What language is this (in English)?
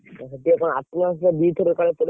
Odia